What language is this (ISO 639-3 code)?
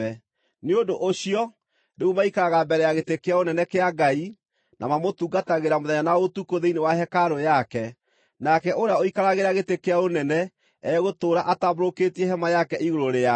kik